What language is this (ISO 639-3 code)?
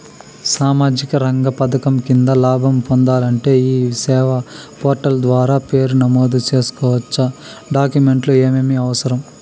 tel